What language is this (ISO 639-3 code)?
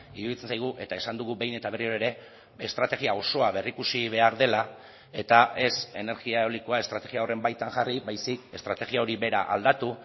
eus